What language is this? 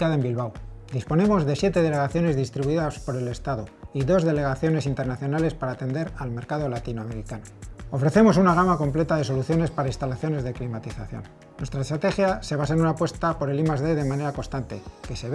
Spanish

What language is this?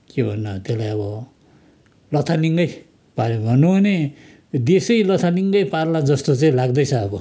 Nepali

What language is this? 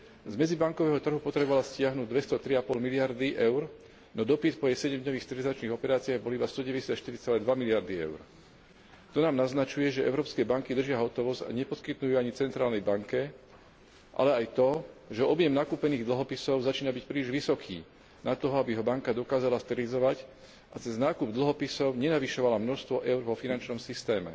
Slovak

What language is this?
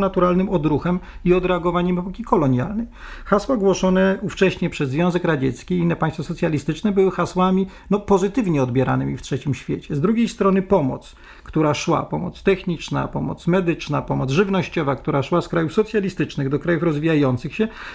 Polish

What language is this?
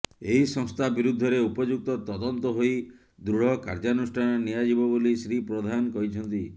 Odia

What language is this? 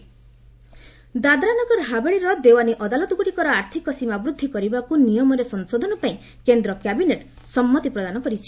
Odia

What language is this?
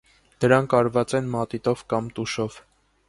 Armenian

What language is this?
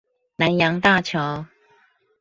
Chinese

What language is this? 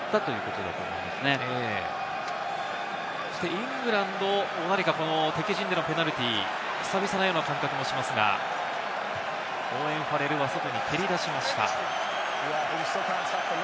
Japanese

